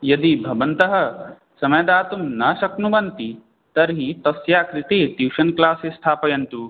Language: Sanskrit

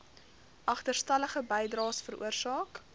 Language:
Afrikaans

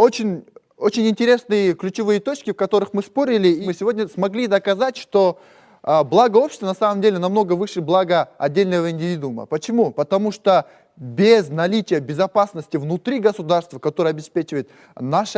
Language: Russian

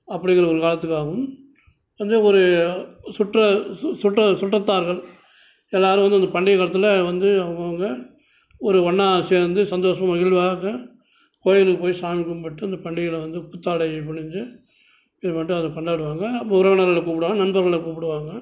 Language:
Tamil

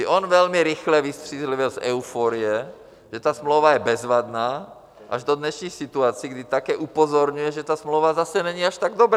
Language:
Czech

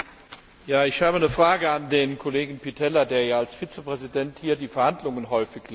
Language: German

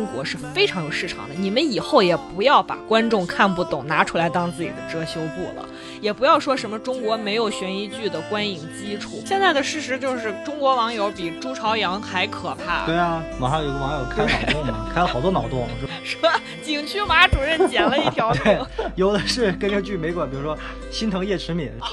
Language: Chinese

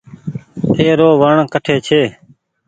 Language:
Goaria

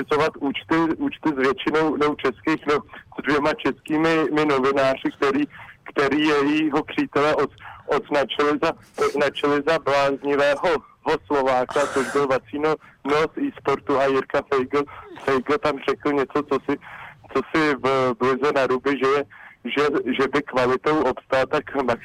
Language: Czech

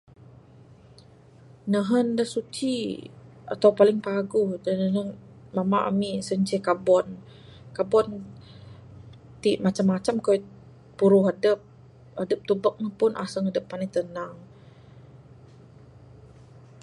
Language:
Bukar-Sadung Bidayuh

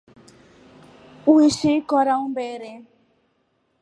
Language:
Rombo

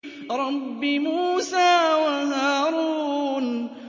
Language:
Arabic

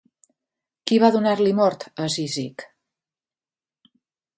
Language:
Catalan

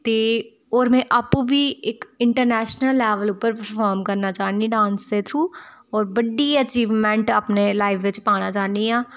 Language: Dogri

